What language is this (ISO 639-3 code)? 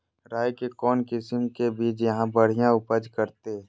mag